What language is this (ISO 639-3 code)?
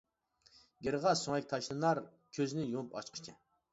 uig